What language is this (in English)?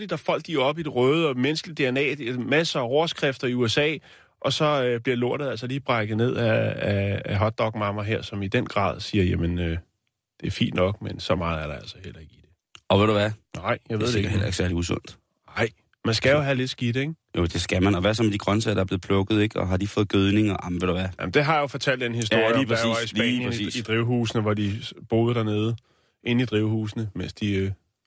Danish